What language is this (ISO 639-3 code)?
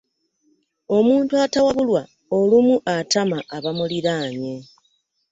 lug